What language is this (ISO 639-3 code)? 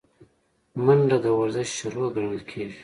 pus